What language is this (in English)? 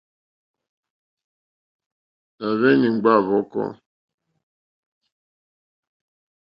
Mokpwe